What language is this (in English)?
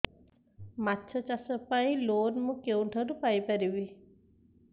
Odia